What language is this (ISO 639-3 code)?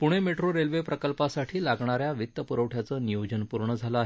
mar